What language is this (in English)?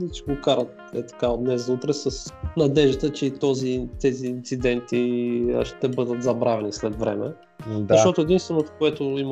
Bulgarian